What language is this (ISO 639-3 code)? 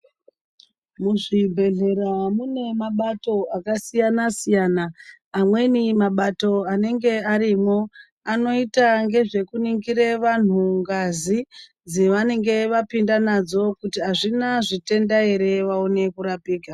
ndc